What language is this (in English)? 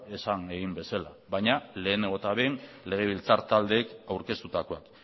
Basque